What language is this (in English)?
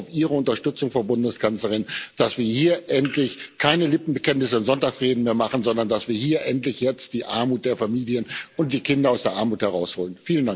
German